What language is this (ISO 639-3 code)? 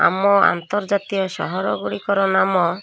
ori